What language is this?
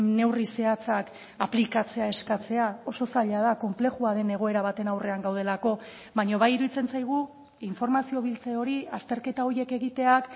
Basque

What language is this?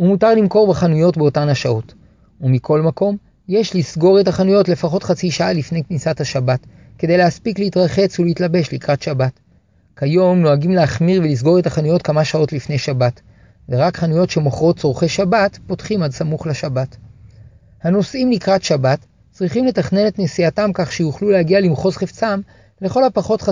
Hebrew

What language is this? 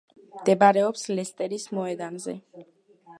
Georgian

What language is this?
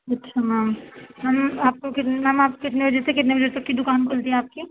Urdu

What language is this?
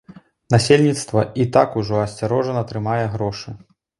Belarusian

